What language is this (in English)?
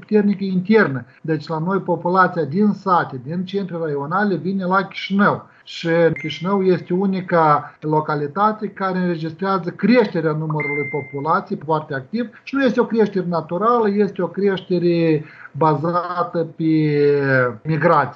Romanian